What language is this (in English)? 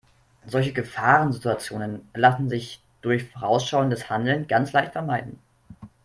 German